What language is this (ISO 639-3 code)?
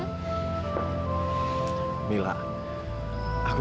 ind